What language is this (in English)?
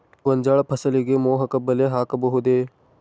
Kannada